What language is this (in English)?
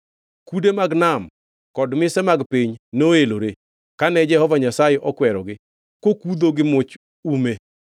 Luo (Kenya and Tanzania)